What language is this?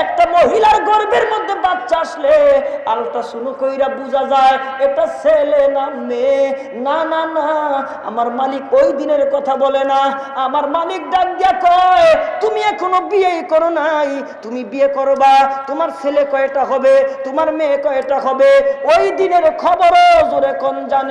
Turkish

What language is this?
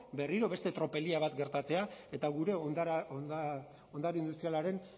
Basque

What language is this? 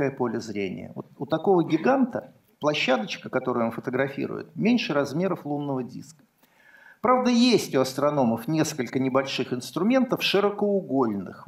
Russian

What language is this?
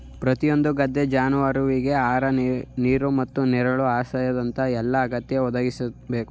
Kannada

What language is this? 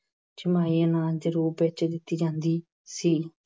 Punjabi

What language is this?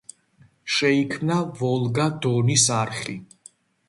Georgian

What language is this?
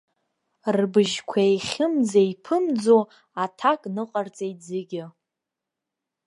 Abkhazian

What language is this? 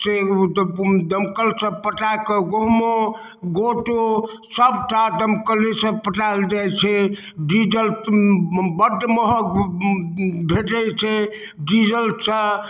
Maithili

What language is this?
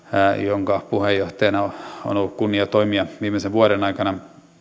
Finnish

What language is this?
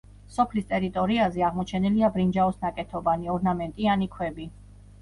Georgian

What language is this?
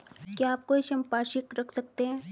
Hindi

